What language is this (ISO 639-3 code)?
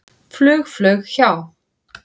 isl